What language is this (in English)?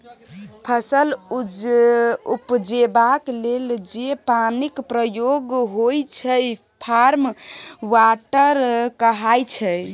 Maithili